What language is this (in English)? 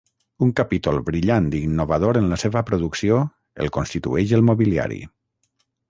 Catalan